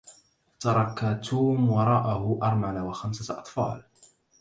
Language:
Arabic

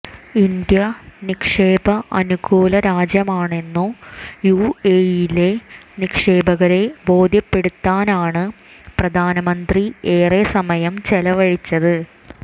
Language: Malayalam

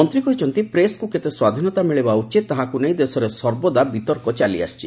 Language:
Odia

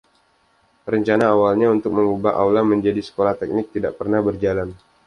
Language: Indonesian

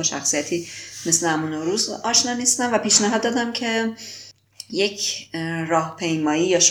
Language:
Persian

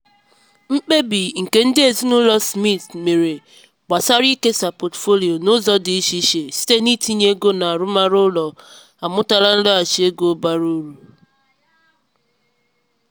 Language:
Igbo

